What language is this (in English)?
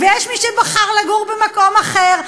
Hebrew